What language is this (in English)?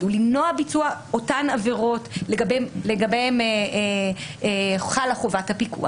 Hebrew